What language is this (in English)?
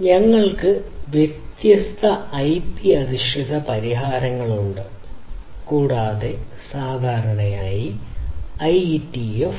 Malayalam